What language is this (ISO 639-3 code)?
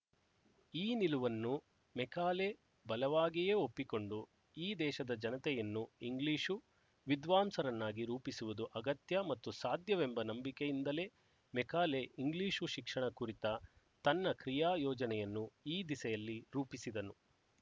kan